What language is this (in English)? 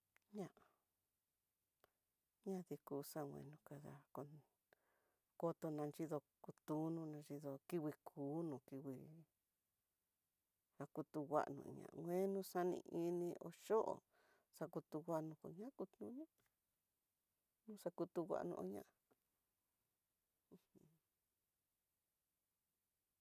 Tidaá Mixtec